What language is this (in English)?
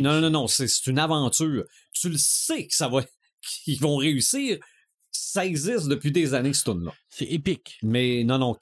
French